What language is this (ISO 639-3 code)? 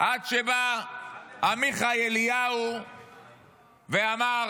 heb